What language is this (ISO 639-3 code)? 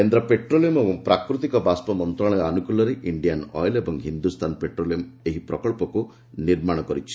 ori